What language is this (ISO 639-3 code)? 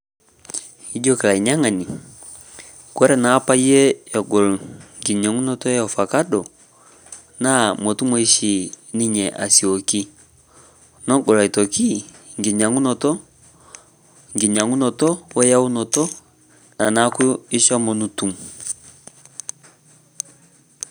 mas